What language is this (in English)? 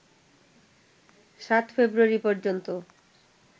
Bangla